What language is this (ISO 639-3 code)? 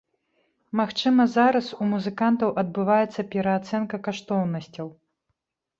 bel